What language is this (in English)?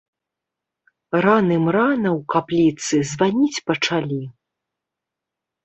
Belarusian